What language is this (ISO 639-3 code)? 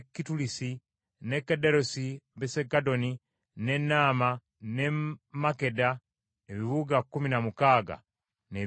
lug